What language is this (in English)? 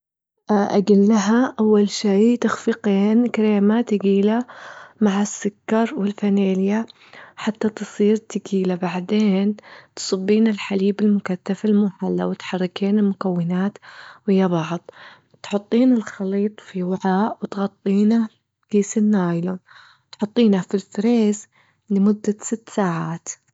Gulf Arabic